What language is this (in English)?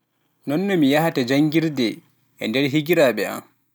Pular